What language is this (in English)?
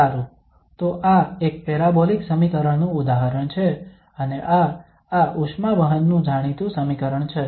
Gujarati